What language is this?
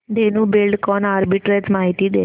Marathi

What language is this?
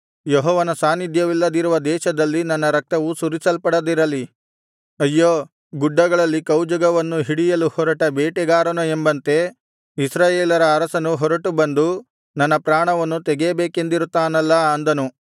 Kannada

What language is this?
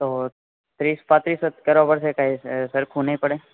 Gujarati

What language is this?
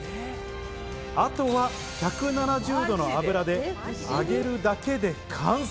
Japanese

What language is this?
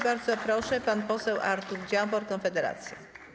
Polish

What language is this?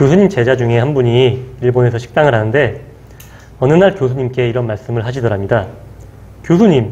Korean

